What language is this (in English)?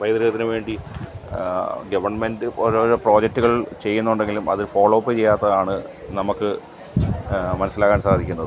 Malayalam